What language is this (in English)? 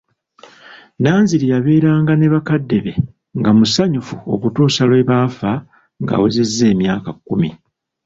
Ganda